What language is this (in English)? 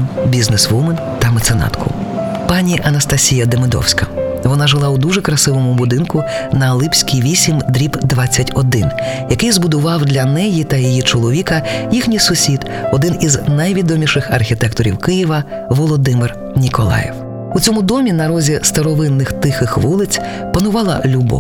Ukrainian